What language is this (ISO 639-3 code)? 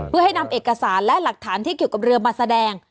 tha